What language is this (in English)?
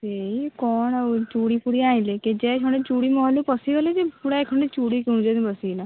Odia